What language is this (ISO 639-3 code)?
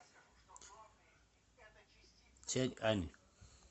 rus